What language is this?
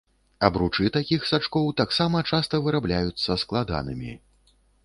Belarusian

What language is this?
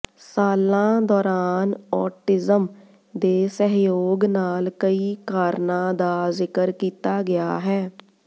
Punjabi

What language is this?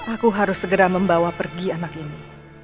Indonesian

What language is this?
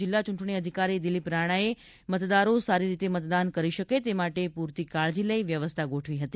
Gujarati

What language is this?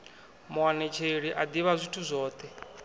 Venda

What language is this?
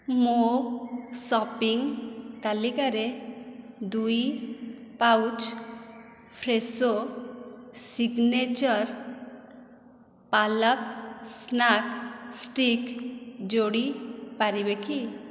Odia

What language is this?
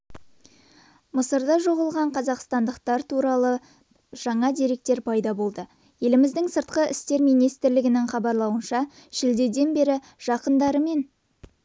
Kazakh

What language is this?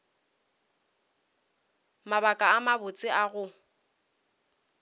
Northern Sotho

